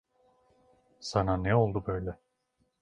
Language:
Turkish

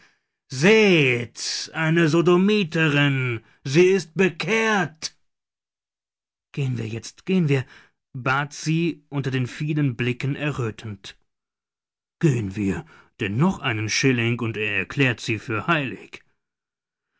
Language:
German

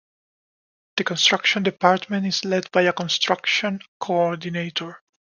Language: English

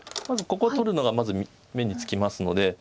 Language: Japanese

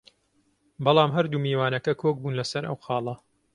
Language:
Central Kurdish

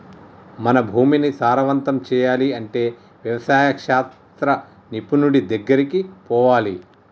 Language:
Telugu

